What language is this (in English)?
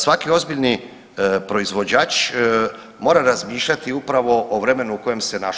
Croatian